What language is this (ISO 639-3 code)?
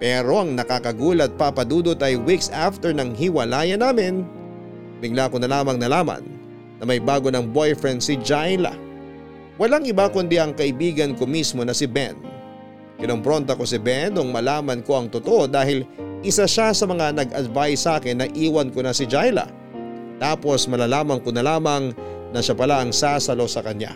fil